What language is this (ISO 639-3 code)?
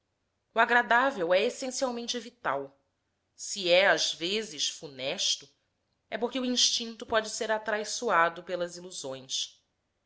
por